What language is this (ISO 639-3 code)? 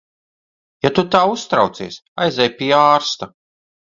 lav